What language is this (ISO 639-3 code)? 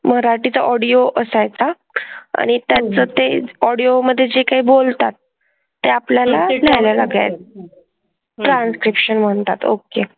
mar